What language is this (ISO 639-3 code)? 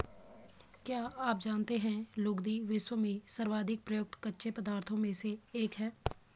hin